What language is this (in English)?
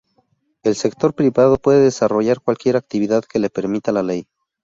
Spanish